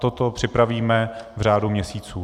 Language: Czech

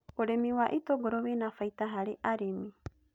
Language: Kikuyu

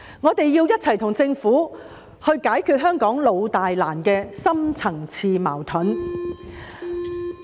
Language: Cantonese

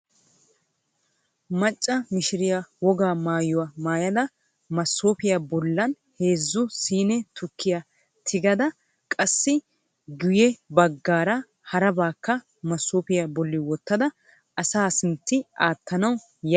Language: Wolaytta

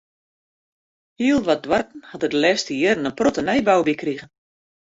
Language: Western Frisian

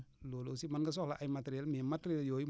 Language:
Wolof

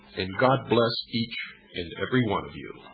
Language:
English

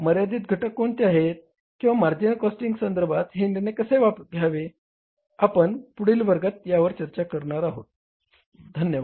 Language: Marathi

